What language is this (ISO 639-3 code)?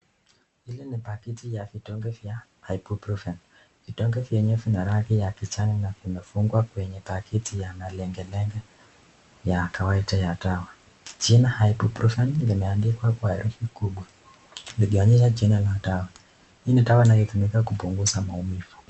swa